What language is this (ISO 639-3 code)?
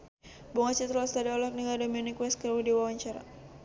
sun